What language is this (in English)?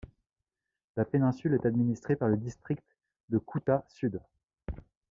French